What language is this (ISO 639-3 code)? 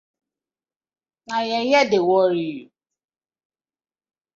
pcm